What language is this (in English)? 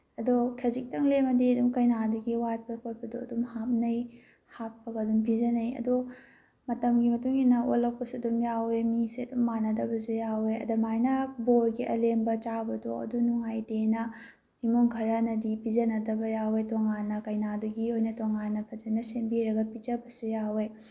Manipuri